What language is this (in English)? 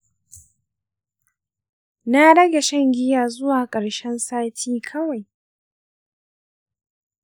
Hausa